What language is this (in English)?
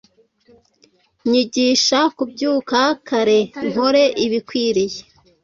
Kinyarwanda